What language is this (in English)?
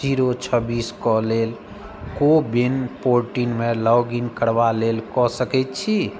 Maithili